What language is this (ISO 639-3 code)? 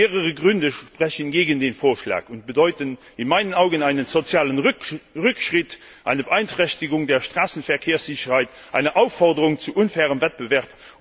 deu